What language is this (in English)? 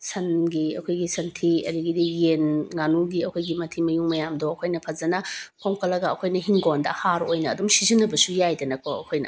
Manipuri